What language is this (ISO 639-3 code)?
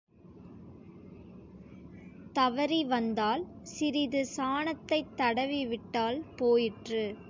tam